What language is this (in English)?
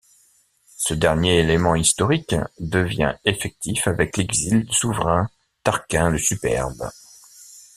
French